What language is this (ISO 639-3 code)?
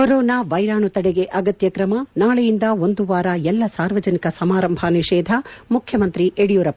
kan